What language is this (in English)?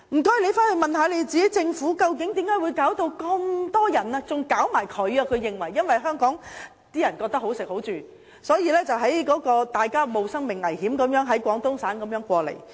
Cantonese